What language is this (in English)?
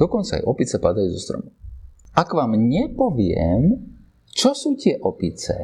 Slovak